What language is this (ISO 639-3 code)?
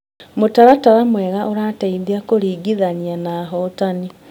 kik